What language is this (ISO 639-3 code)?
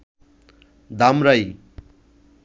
ben